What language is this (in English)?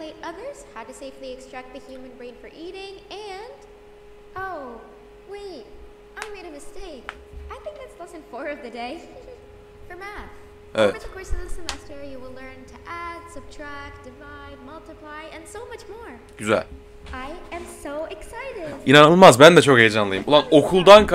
Turkish